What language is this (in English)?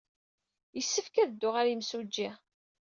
Kabyle